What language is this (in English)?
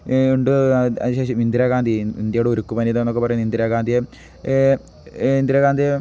Malayalam